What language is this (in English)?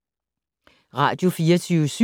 Danish